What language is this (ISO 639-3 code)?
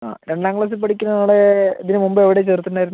mal